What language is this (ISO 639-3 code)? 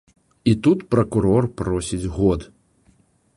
bel